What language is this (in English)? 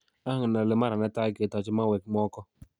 Kalenjin